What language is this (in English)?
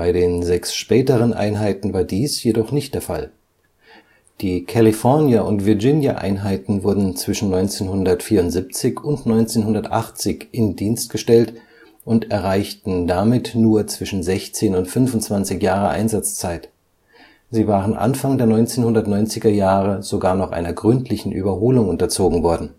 German